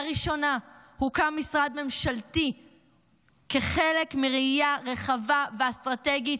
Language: Hebrew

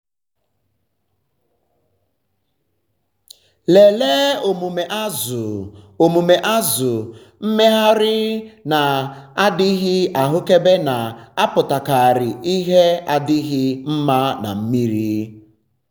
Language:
Igbo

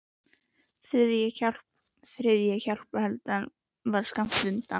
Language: Icelandic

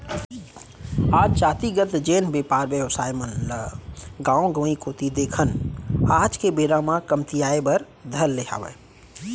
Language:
Chhattisgarhi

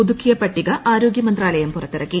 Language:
Malayalam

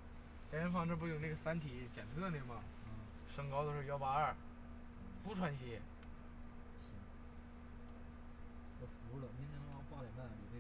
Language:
Chinese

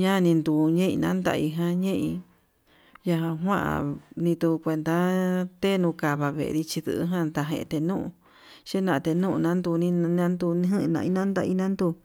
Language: Yutanduchi Mixtec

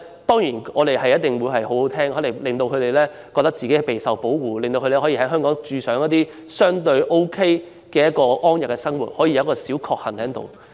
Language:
Cantonese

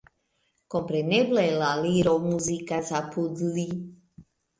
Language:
Esperanto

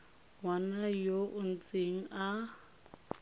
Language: Tswana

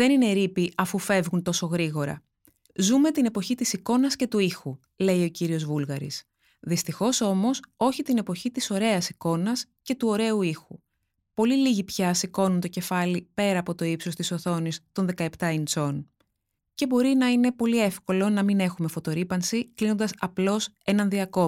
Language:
Greek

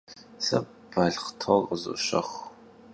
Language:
Kabardian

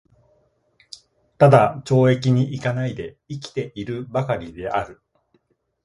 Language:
Japanese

